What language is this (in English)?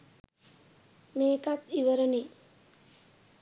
Sinhala